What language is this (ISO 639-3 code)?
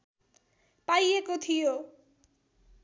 nep